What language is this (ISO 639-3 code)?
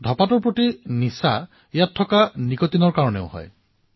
asm